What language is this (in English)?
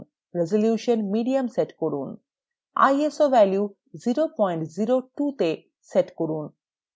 Bangla